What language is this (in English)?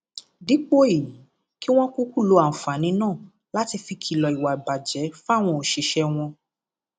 Yoruba